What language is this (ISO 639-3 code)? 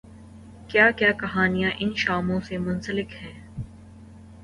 urd